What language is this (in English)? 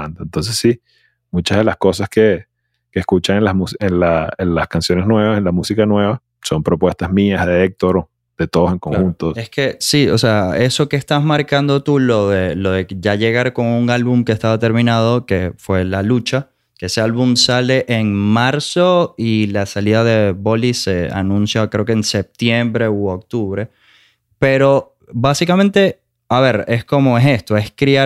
Spanish